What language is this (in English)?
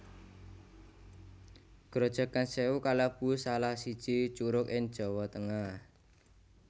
Javanese